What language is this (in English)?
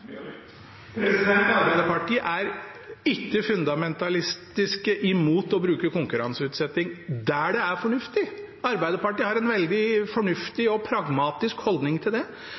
Norwegian Bokmål